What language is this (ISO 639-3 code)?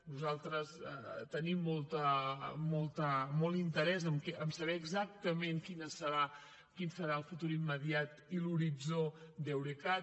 cat